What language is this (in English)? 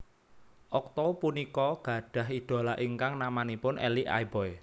Javanese